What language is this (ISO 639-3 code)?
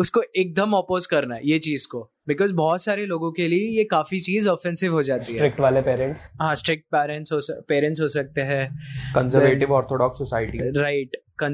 hin